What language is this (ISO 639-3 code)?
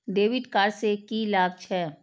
mai